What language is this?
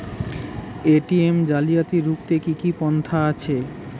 Bangla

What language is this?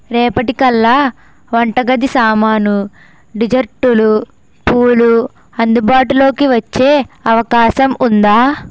Telugu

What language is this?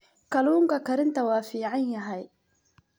Somali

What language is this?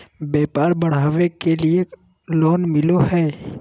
Magahi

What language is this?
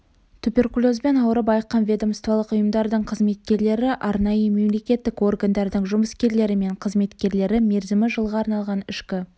Kazakh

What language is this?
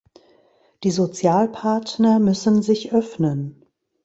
German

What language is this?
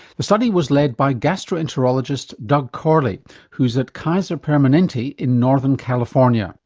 English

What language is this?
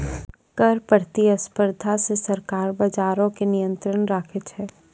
Maithili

